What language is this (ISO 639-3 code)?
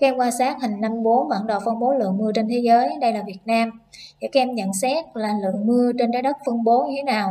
vie